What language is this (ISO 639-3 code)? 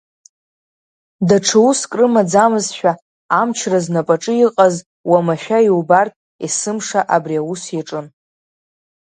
abk